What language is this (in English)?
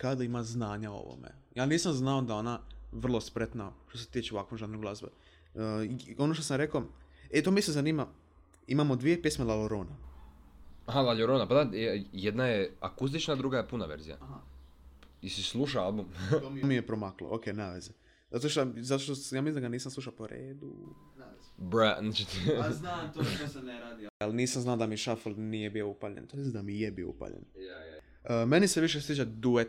Croatian